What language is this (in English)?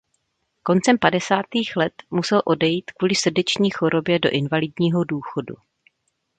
Czech